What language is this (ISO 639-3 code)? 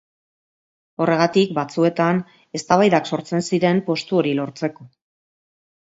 eus